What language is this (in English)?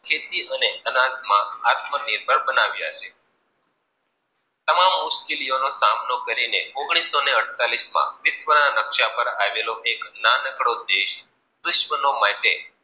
Gujarati